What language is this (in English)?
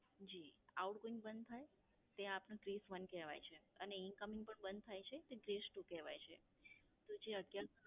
Gujarati